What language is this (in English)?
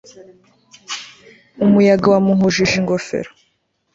Kinyarwanda